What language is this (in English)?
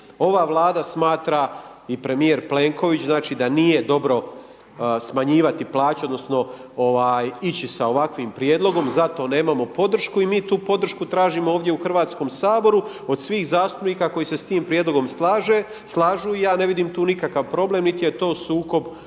Croatian